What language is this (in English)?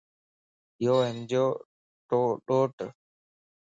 Lasi